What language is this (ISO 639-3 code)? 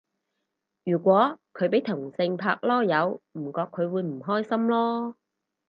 yue